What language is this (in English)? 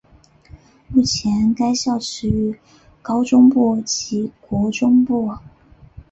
Chinese